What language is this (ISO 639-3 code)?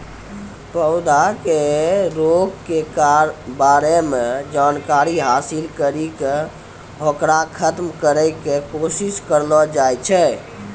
mai